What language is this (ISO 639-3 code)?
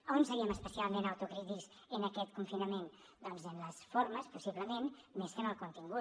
cat